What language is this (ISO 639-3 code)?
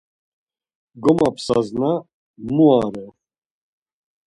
lzz